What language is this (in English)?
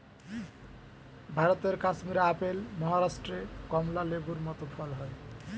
Bangla